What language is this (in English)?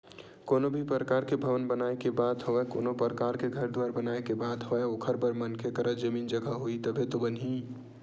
Chhattisgarhi